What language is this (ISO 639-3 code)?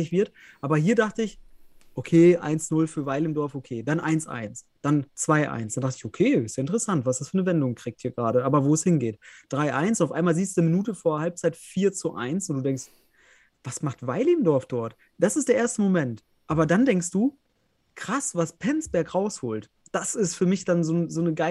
deu